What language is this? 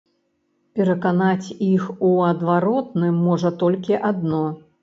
Belarusian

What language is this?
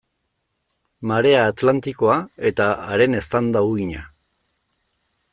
Basque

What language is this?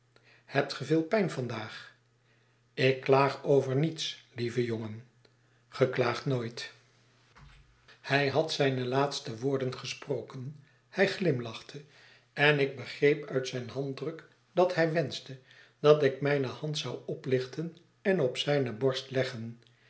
Dutch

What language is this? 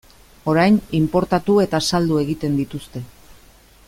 Basque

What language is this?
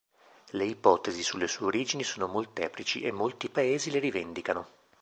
Italian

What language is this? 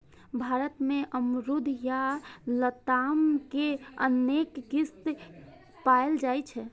Maithili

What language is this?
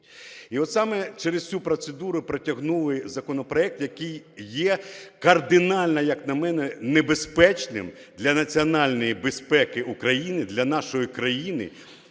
Ukrainian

